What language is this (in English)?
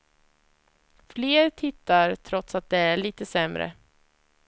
Swedish